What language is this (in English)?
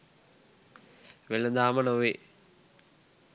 Sinhala